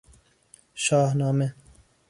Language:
Persian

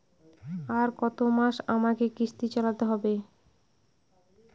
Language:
Bangla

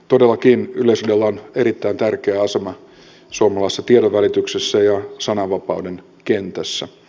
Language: Finnish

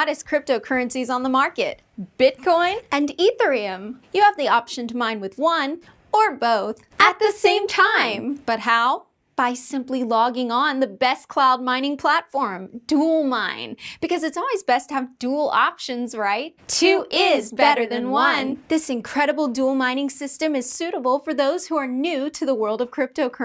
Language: English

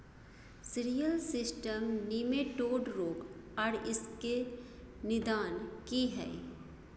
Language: Maithili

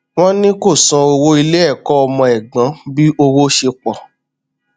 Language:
Yoruba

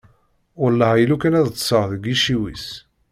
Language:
Kabyle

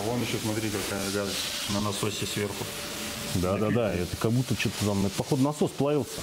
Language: Russian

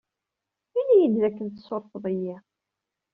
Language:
Kabyle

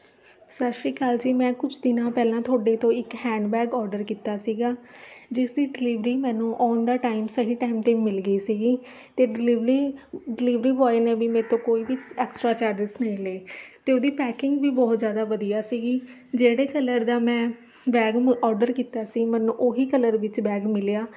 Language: Punjabi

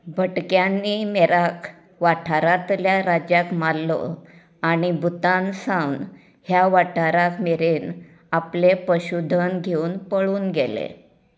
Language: Konkani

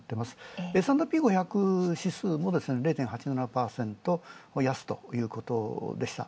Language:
Japanese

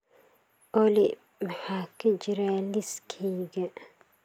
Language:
Somali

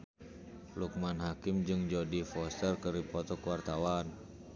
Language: Sundanese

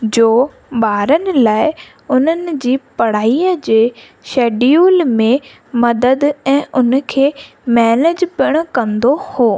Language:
Sindhi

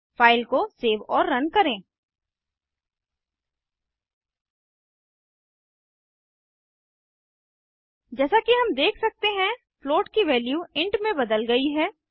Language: Hindi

